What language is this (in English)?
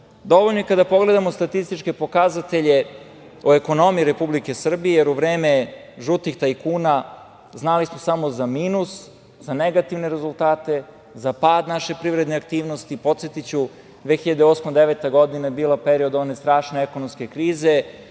Serbian